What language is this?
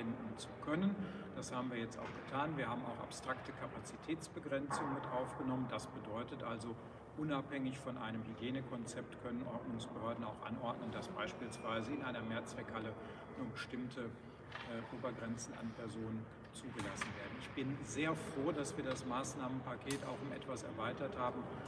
German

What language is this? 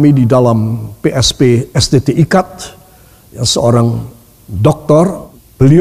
Indonesian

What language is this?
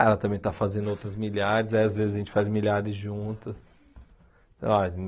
Portuguese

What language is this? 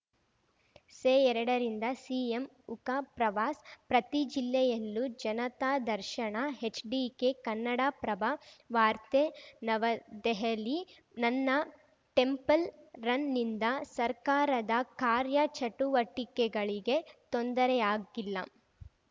Kannada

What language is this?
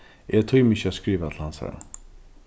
Faroese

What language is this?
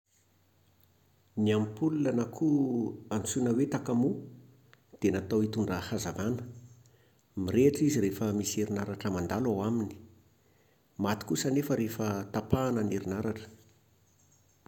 Malagasy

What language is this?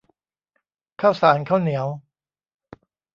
Thai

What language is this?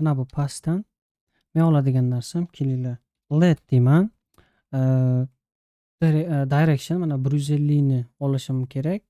Turkish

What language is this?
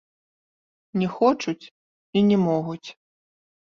Belarusian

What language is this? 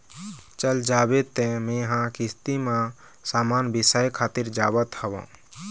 Chhattisgarhi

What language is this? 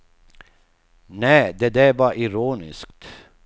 Swedish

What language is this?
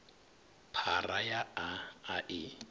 Venda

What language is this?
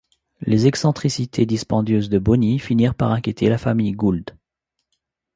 French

